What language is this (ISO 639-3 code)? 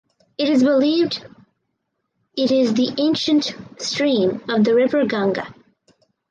eng